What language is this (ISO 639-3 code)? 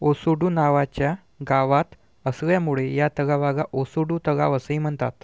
mar